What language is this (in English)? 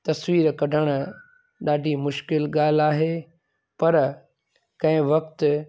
Sindhi